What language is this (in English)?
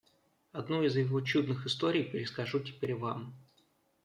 Russian